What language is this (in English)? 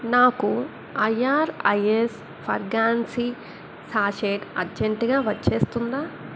Telugu